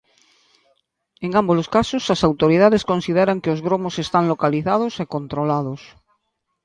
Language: Galician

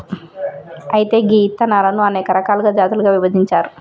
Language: Telugu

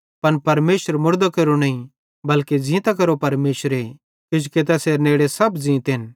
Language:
Bhadrawahi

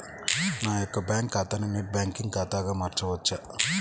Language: Telugu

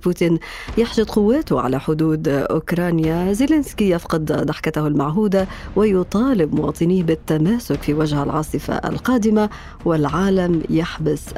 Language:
Arabic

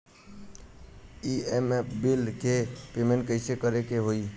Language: Bhojpuri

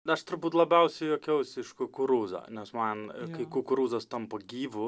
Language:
Lithuanian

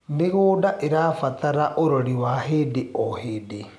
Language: Kikuyu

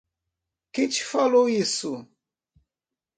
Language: Portuguese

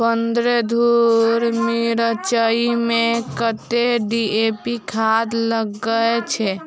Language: Maithili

